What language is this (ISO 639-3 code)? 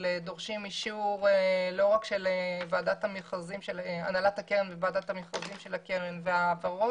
heb